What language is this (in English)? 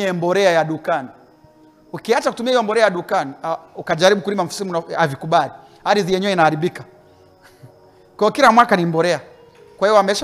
Swahili